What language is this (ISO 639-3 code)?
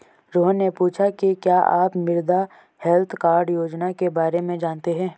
hin